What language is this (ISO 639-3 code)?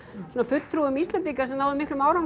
isl